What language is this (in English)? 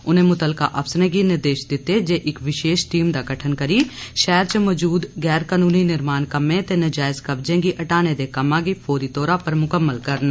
Dogri